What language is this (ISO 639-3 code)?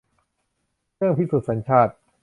tha